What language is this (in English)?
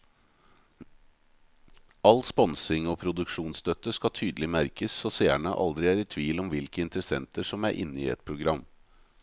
Norwegian